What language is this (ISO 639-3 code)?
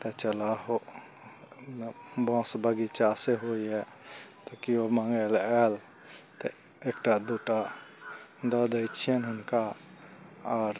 mai